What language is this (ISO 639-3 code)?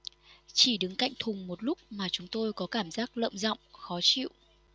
vie